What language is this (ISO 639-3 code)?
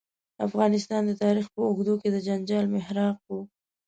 pus